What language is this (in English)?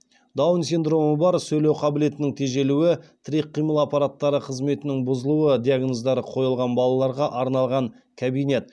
Kazakh